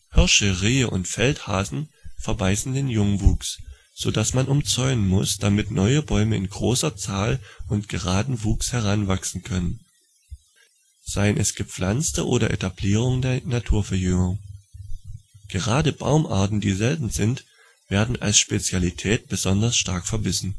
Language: German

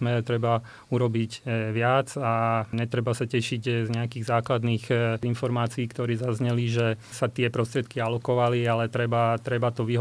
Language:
Slovak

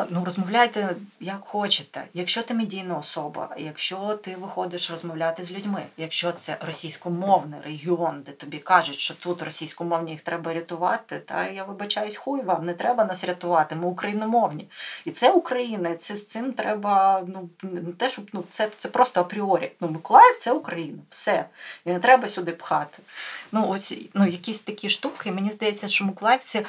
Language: Ukrainian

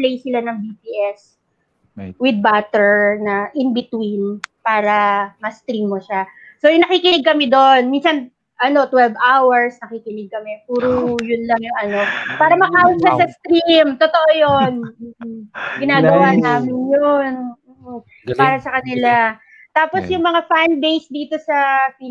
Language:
Filipino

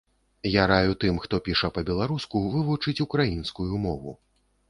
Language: Belarusian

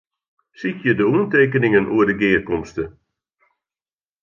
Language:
Western Frisian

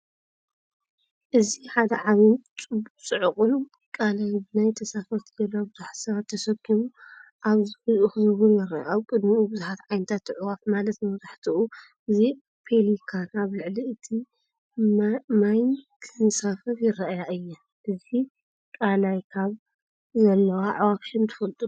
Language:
Tigrinya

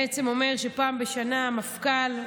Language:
Hebrew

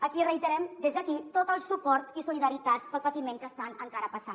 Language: Catalan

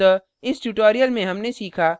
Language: Hindi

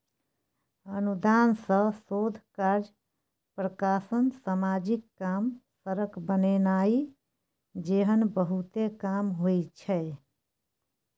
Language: Maithili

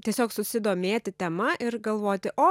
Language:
Lithuanian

